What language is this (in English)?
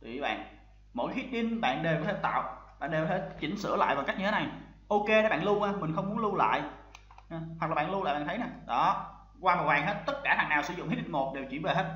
Vietnamese